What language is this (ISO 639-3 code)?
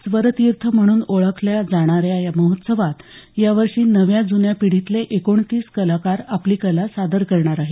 mar